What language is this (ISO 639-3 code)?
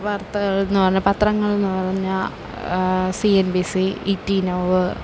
mal